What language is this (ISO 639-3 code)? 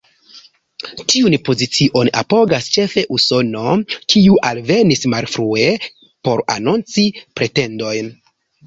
epo